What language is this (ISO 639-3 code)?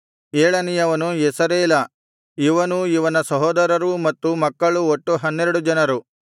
kan